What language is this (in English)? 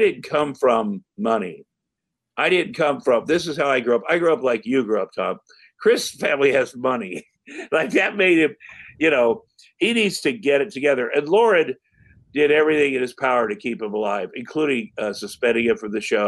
English